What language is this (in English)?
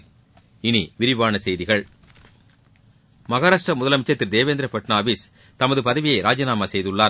Tamil